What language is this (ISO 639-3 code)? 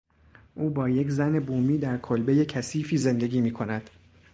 fas